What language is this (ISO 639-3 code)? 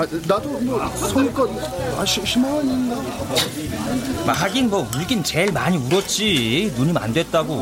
kor